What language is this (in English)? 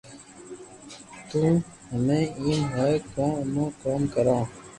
Loarki